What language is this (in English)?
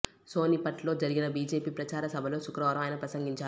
Telugu